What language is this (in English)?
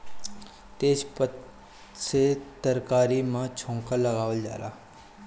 Bhojpuri